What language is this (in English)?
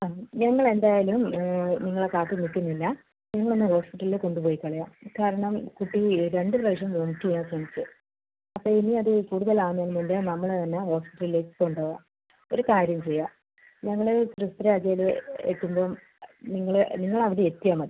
Malayalam